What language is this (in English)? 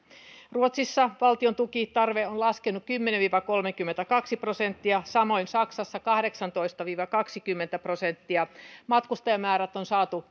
Finnish